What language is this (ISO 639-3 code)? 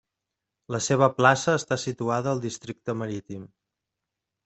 cat